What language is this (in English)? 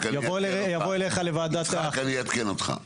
Hebrew